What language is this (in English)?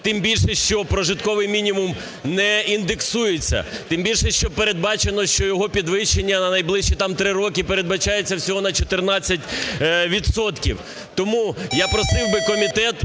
Ukrainian